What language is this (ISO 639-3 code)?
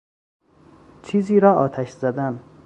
fas